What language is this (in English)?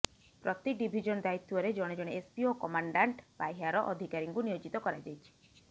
Odia